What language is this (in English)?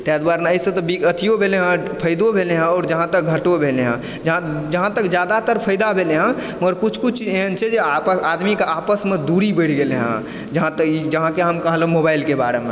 Maithili